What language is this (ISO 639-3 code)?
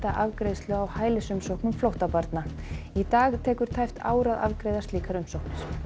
isl